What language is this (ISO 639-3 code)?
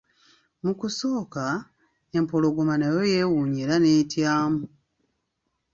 lug